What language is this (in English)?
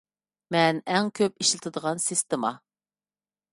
Uyghur